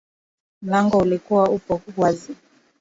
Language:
Swahili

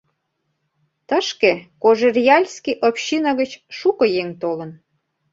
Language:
Mari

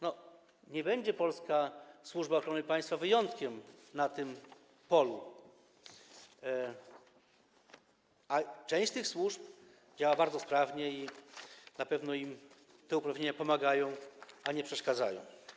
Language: Polish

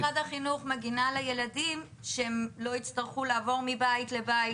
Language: Hebrew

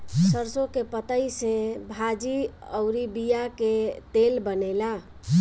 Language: Bhojpuri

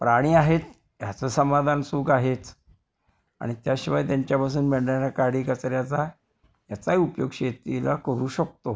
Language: Marathi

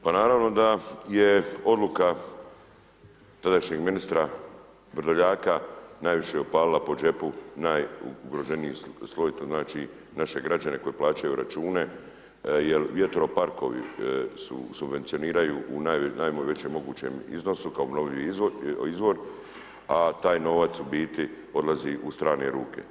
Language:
Croatian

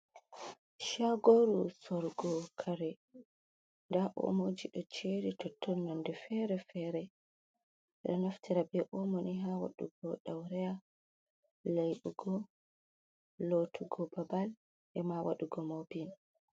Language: Fula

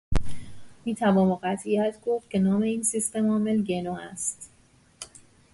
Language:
Persian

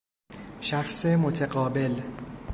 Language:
Persian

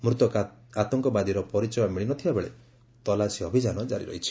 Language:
Odia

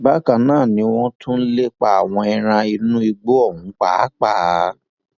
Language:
Yoruba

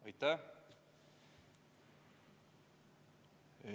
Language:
Estonian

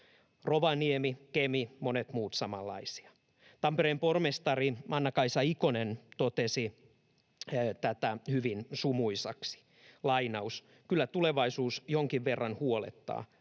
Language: Finnish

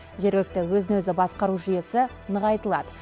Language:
Kazakh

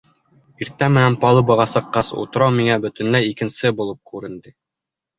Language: Bashkir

